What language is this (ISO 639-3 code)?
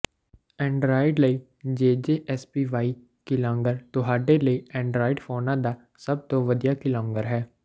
pan